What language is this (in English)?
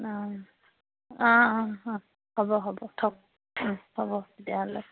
Assamese